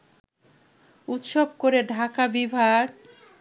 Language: Bangla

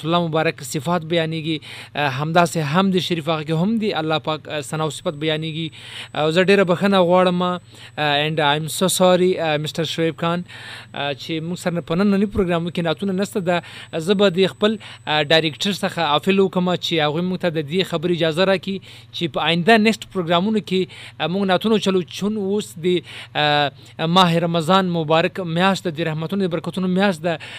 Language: Urdu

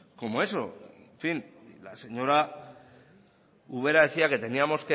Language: Spanish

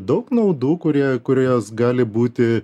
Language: Lithuanian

